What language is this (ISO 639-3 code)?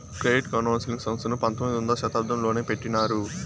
tel